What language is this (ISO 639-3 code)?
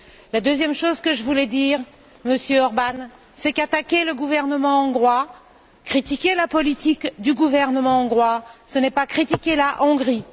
fra